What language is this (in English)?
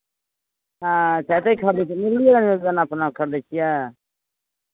Maithili